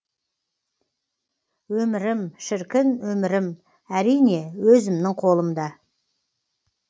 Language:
Kazakh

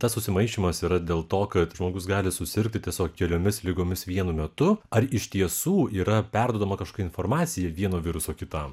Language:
Lithuanian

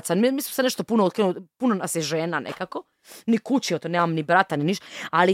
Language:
Croatian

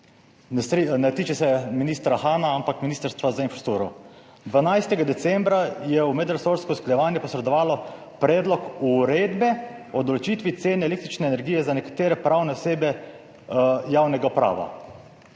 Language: Slovenian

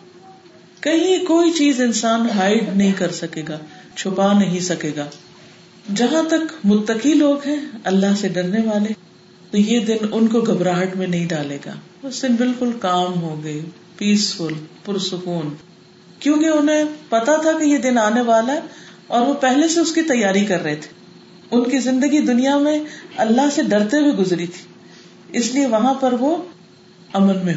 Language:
Urdu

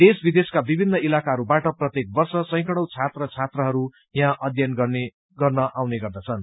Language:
Nepali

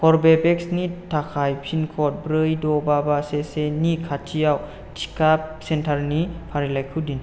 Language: Bodo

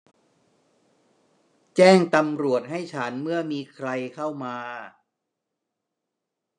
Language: Thai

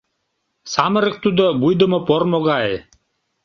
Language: Mari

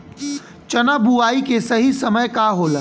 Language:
Bhojpuri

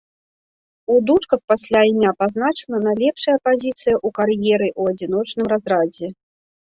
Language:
Belarusian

